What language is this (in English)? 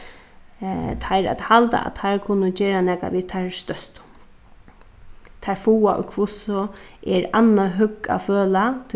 Faroese